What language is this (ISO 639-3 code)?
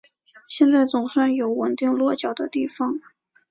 zho